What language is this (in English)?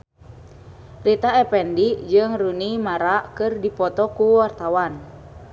Sundanese